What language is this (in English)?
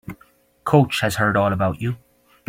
English